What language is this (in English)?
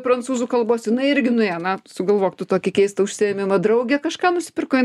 Lithuanian